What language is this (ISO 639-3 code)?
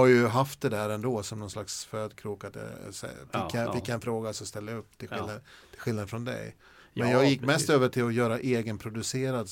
swe